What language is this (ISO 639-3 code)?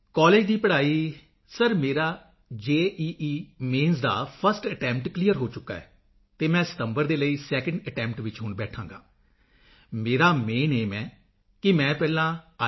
pan